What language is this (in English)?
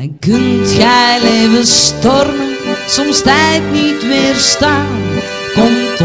Dutch